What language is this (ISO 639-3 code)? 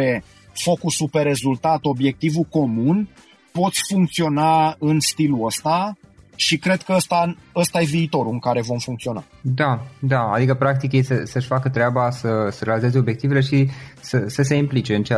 ron